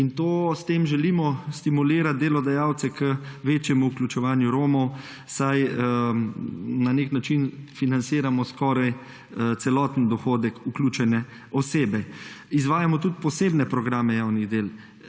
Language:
Slovenian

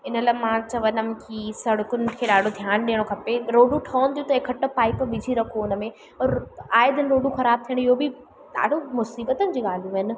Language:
Sindhi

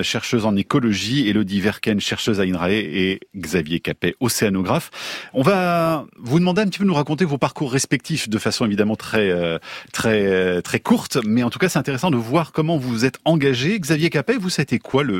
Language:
French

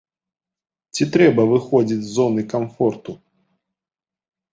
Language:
Belarusian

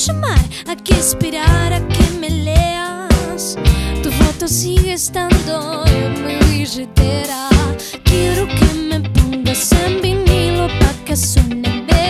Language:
Romanian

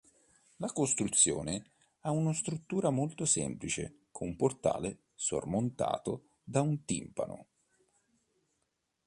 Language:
Italian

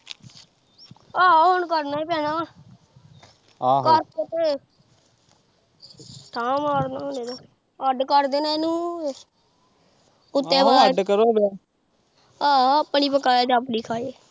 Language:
Punjabi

